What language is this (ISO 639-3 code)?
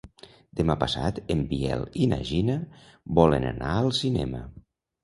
cat